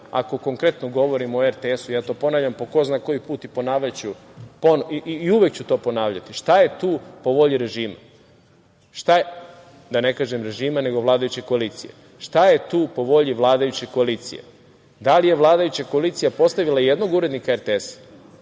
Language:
Serbian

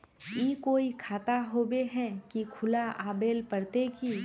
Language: Magahi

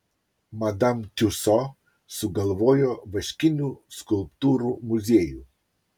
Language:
Lithuanian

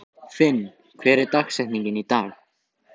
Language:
Icelandic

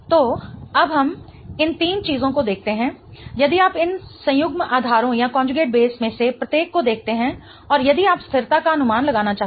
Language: Hindi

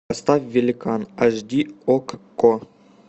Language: Russian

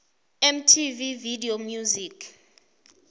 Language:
South Ndebele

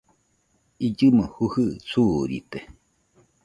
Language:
Nüpode Huitoto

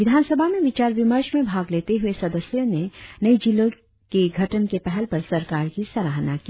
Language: Hindi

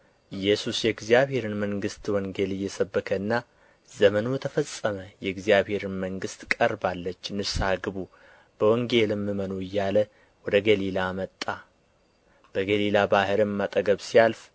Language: Amharic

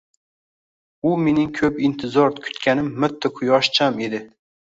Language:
Uzbek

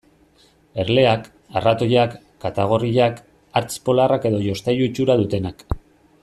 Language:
Basque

